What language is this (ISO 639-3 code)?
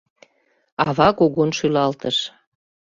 chm